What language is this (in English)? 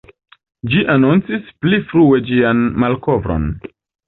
Esperanto